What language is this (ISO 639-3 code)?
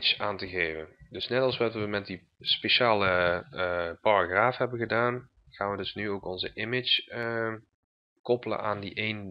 nld